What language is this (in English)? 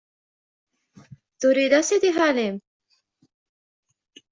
Kabyle